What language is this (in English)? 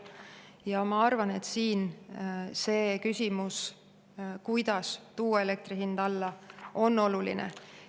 Estonian